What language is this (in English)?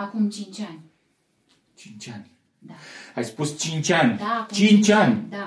Romanian